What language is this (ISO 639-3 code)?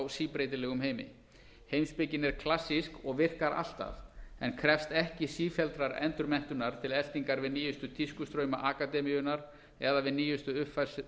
isl